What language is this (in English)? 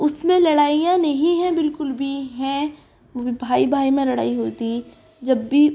Urdu